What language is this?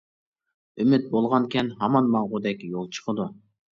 Uyghur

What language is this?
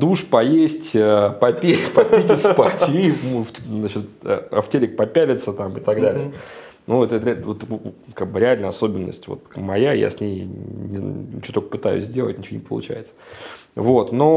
Russian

